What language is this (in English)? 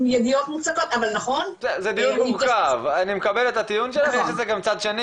Hebrew